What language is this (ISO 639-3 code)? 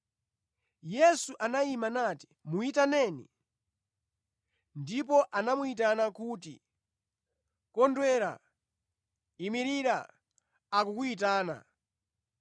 nya